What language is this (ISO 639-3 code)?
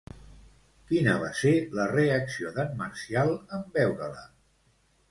cat